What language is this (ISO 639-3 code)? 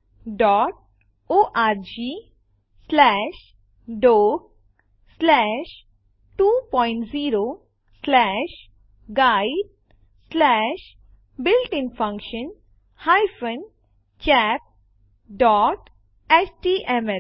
guj